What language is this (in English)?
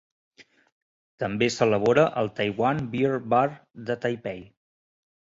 Catalan